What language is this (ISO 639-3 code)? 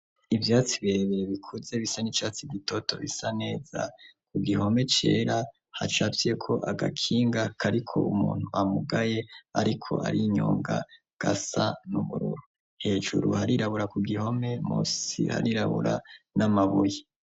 run